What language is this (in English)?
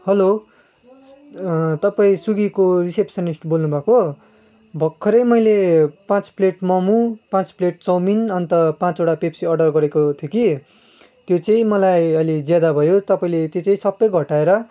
Nepali